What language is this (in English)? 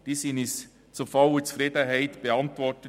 Swiss German